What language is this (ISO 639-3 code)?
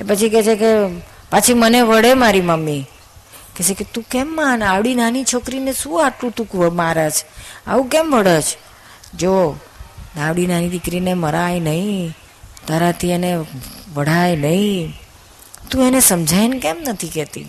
guj